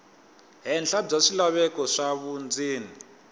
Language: Tsonga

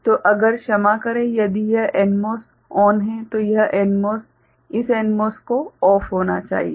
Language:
Hindi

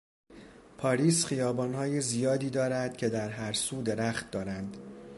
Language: Persian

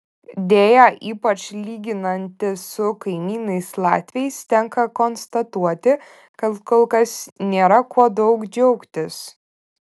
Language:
Lithuanian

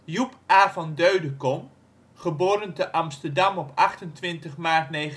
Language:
Dutch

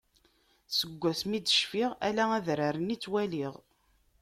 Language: Kabyle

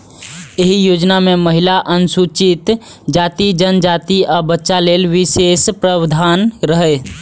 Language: Maithili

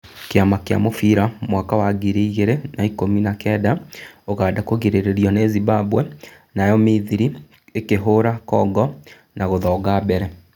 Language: Kikuyu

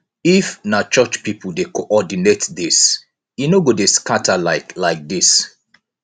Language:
Nigerian Pidgin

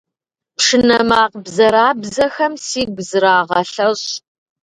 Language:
Kabardian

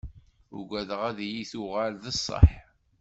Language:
Kabyle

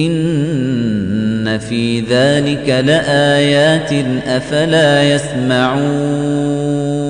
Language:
Arabic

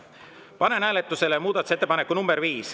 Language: Estonian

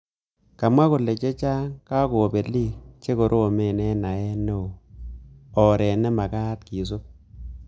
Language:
Kalenjin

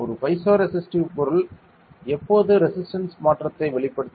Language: Tamil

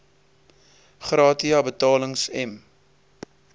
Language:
Afrikaans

